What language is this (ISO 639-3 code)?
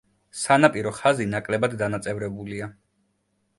kat